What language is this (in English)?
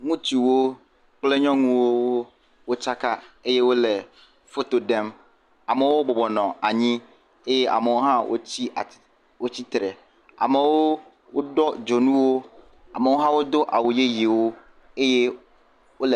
Ewe